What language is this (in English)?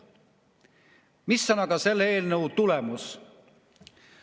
Estonian